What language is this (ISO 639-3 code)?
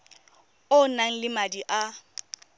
tsn